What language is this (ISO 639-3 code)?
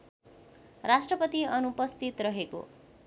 nep